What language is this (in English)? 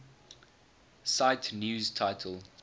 English